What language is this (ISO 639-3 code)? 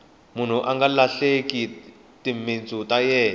tso